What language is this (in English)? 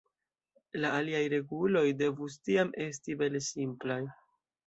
Esperanto